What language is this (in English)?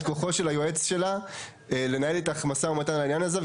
Hebrew